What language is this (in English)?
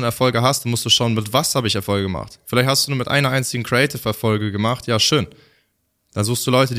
German